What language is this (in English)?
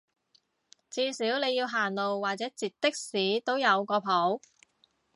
Cantonese